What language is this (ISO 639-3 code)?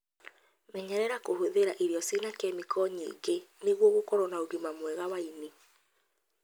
kik